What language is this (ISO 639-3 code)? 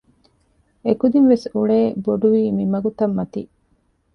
div